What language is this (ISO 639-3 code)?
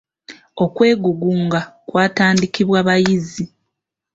lug